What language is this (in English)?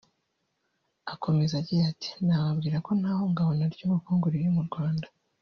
Kinyarwanda